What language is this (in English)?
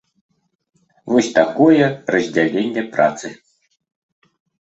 Belarusian